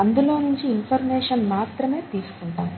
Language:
Telugu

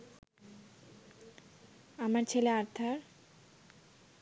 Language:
Bangla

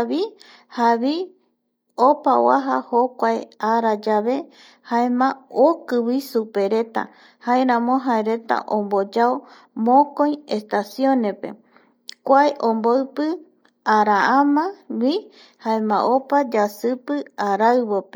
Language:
Eastern Bolivian Guaraní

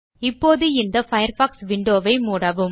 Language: Tamil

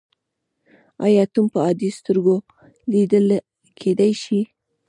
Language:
Pashto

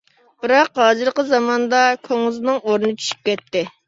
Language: Uyghur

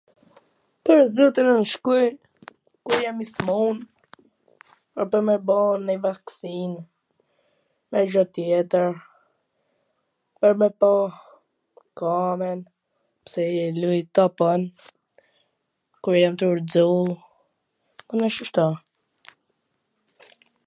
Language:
Gheg Albanian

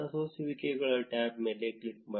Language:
Kannada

